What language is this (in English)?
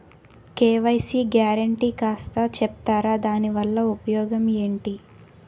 Telugu